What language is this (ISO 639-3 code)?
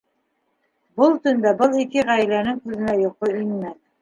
bak